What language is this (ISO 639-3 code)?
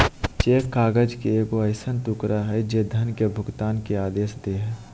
mag